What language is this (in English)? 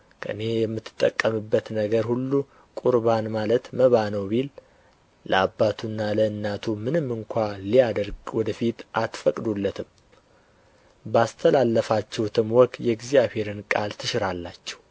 Amharic